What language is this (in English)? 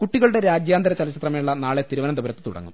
Malayalam